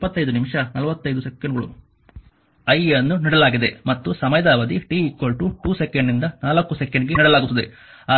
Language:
Kannada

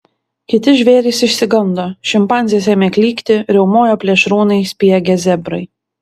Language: Lithuanian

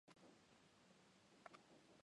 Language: Chinese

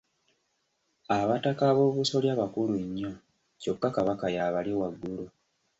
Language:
Ganda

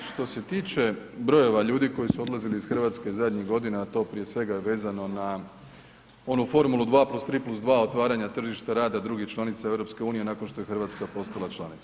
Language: Croatian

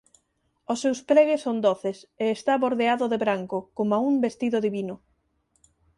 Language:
Galician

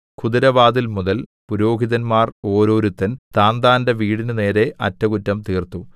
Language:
Malayalam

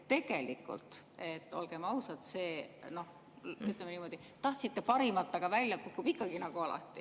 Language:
Estonian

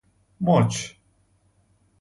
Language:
Persian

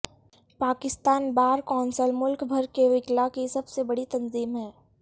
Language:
Urdu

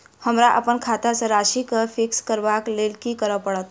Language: Maithili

